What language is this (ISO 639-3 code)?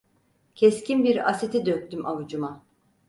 tur